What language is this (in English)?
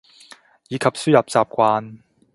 Cantonese